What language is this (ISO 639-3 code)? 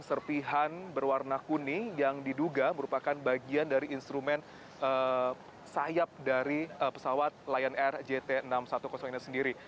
ind